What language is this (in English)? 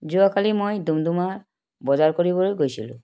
Assamese